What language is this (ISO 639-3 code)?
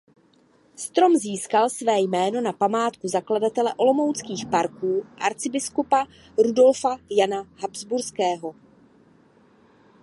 ces